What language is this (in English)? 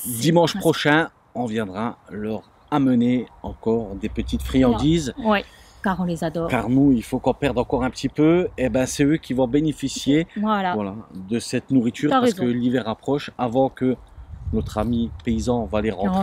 French